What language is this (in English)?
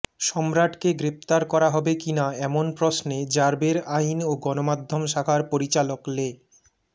Bangla